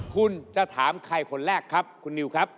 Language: Thai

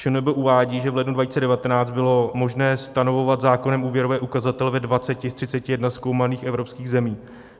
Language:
Czech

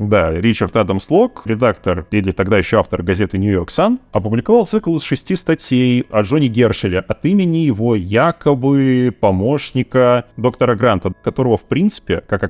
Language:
Russian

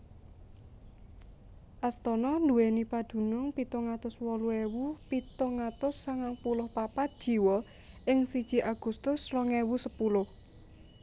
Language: Javanese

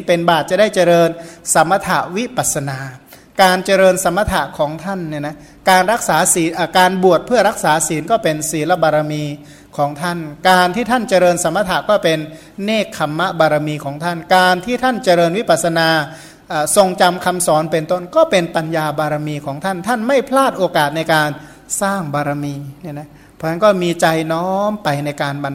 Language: Thai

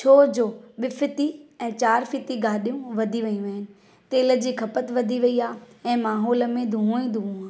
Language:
Sindhi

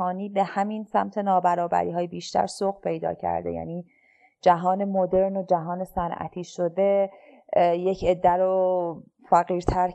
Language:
Persian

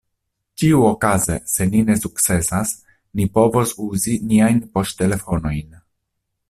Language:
Esperanto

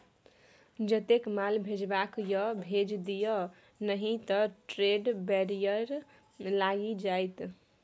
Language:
Maithili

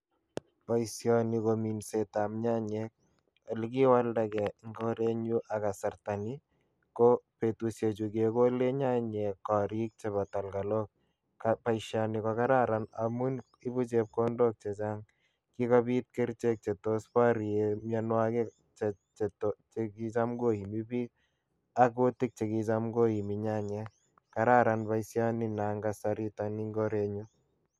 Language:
Kalenjin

